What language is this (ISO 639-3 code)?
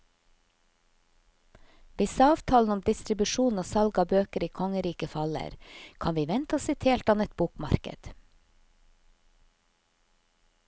nor